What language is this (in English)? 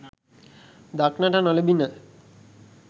Sinhala